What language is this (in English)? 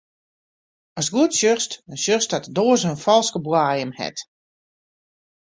Western Frisian